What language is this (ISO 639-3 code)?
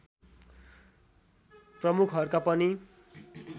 nep